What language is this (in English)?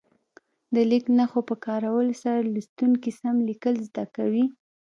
Pashto